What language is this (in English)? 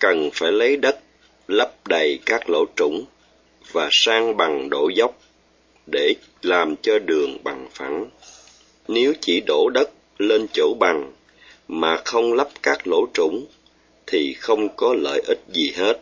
Vietnamese